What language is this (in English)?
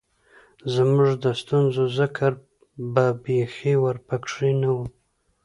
Pashto